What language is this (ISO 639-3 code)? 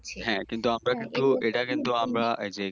ben